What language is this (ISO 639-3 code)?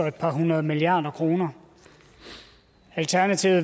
dan